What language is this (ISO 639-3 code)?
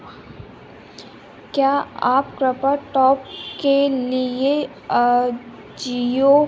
hin